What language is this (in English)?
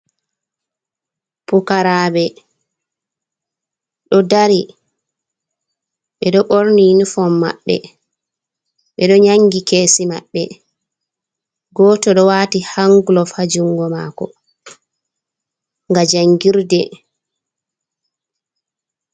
Fula